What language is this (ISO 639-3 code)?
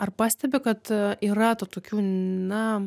lit